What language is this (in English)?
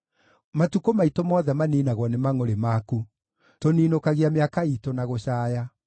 Kikuyu